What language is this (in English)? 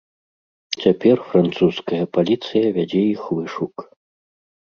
Belarusian